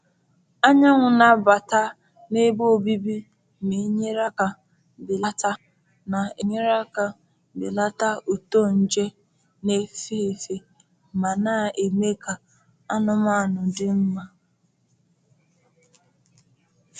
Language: Igbo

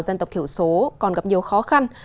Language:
Vietnamese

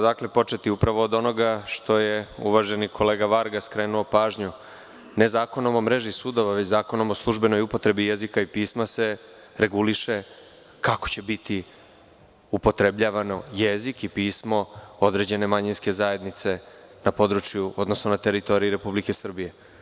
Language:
Serbian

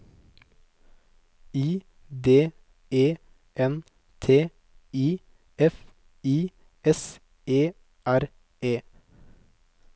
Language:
Norwegian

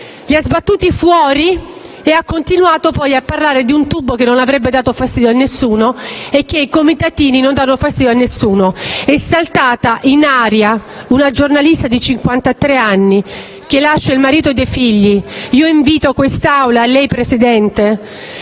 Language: Italian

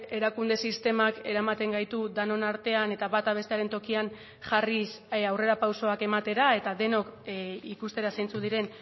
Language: Basque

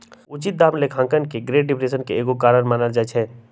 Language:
Magahi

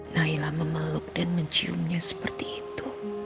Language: Indonesian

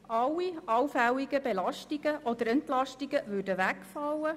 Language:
Swiss German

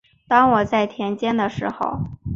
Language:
Chinese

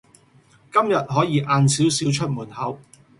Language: Cantonese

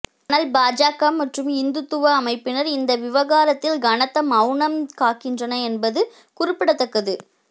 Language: Tamil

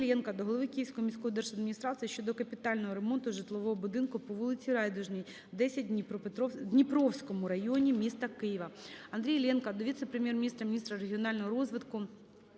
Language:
Ukrainian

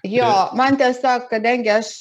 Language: Lithuanian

